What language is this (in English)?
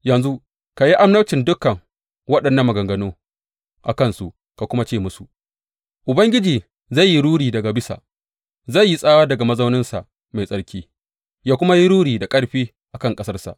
Hausa